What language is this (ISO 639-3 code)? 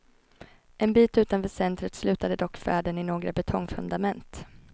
swe